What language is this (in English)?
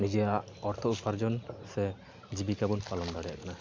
Santali